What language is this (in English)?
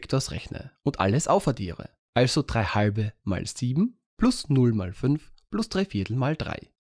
German